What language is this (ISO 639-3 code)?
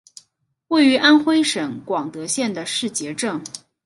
zho